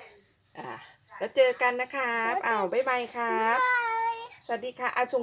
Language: Thai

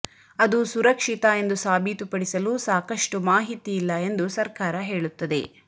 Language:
Kannada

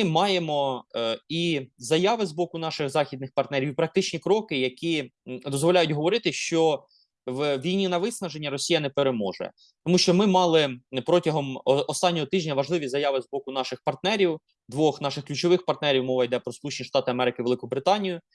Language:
Ukrainian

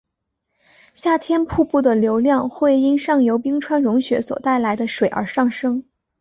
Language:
Chinese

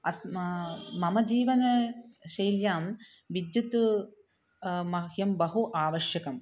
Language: Sanskrit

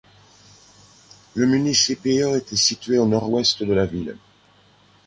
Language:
French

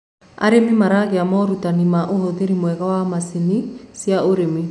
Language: Kikuyu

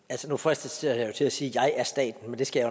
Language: Danish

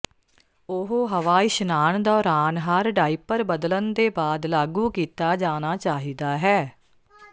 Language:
Punjabi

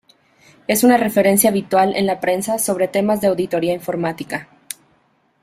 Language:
Spanish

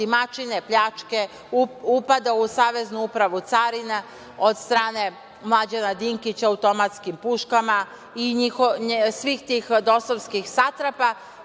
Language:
Serbian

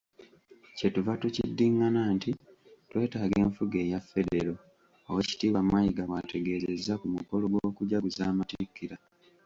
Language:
Ganda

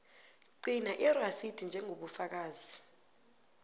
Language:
South Ndebele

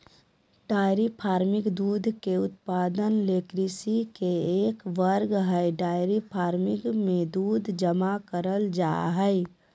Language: Magahi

